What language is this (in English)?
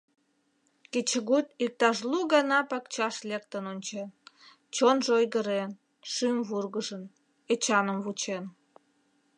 Mari